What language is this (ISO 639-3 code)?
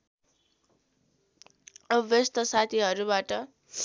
nep